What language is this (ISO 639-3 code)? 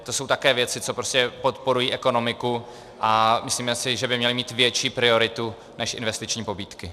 ces